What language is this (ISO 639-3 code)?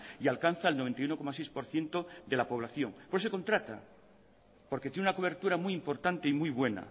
spa